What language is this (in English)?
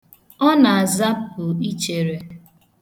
Igbo